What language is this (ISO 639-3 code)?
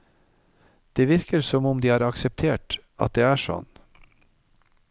nor